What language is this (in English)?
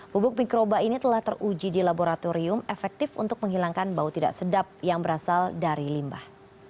Indonesian